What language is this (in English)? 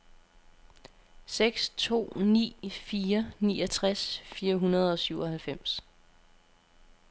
Danish